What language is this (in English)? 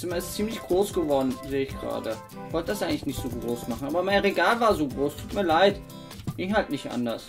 German